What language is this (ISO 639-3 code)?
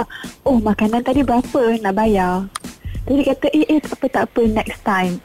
msa